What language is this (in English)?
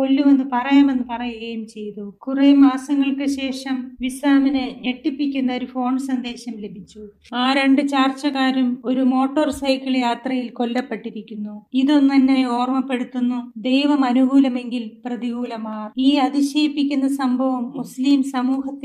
Malayalam